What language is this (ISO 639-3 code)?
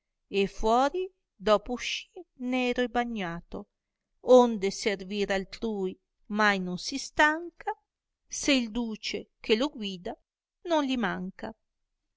ita